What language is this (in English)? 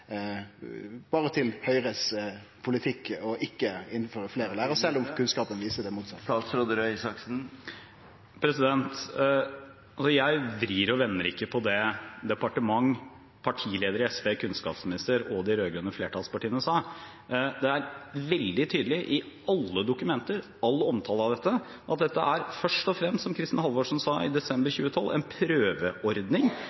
Norwegian